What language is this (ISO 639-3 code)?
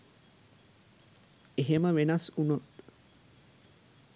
sin